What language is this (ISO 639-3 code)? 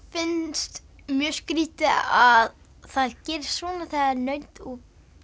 isl